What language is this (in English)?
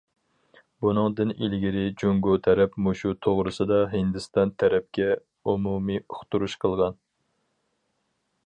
Uyghur